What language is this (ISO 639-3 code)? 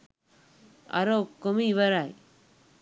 sin